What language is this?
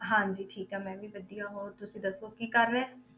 Punjabi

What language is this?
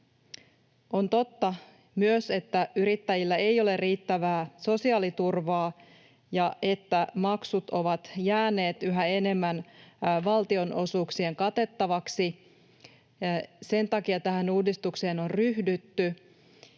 Finnish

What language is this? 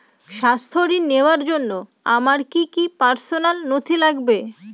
Bangla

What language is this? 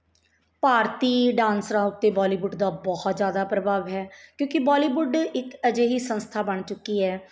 Punjabi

